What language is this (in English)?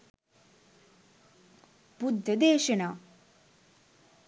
Sinhala